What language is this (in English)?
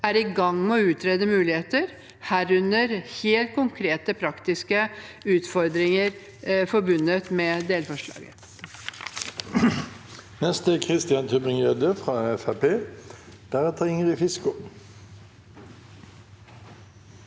Norwegian